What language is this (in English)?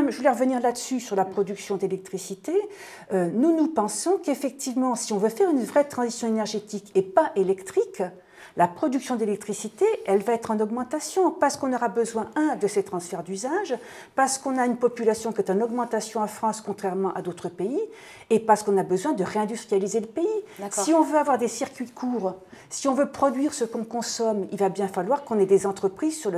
French